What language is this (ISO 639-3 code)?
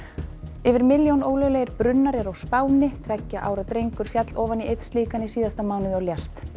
isl